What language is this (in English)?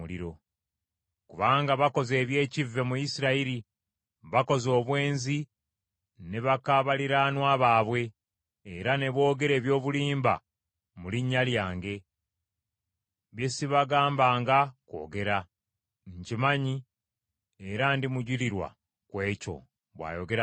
Ganda